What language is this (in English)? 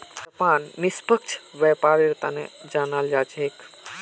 Magahi